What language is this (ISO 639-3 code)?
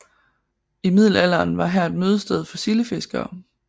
dan